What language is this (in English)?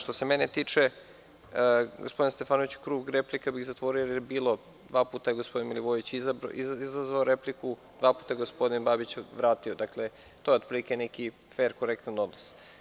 Serbian